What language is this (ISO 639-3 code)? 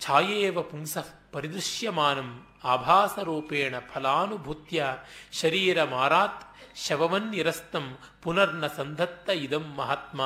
kan